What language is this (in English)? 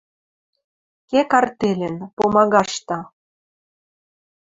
Western Mari